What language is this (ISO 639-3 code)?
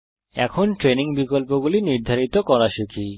ben